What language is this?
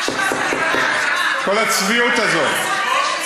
Hebrew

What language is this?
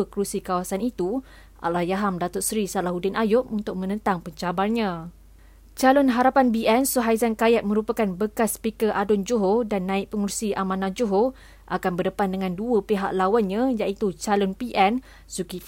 Malay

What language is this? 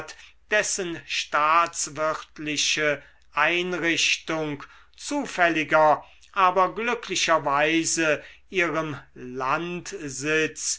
German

